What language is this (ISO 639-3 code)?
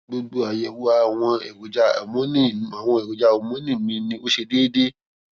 yor